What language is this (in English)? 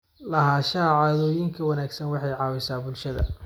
Somali